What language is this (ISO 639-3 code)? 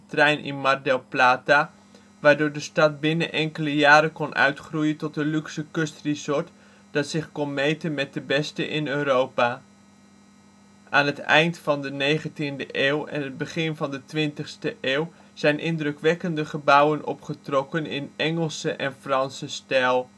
nld